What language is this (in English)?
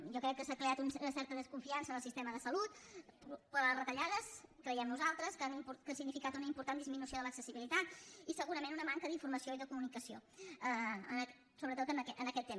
Catalan